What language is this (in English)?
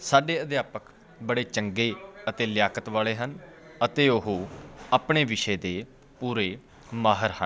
Punjabi